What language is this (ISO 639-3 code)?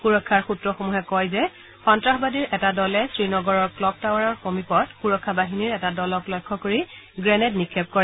asm